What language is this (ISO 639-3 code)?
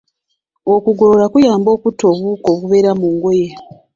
lug